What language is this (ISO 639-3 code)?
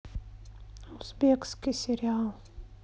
rus